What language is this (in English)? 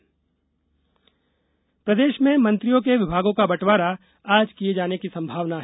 Hindi